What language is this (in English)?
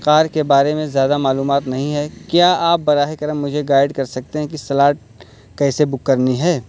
Urdu